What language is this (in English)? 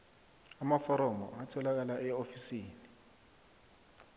South Ndebele